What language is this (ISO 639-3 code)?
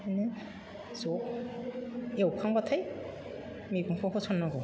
brx